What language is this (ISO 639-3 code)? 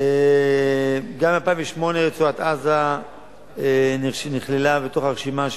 heb